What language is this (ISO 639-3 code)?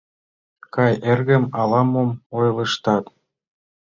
chm